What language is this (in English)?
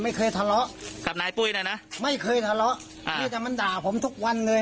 Thai